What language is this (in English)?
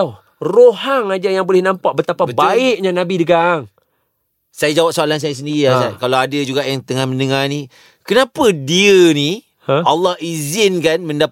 Malay